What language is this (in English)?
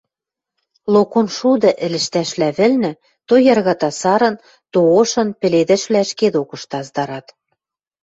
Western Mari